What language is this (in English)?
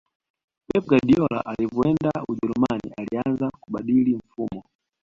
Swahili